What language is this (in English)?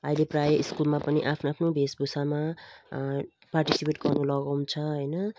Nepali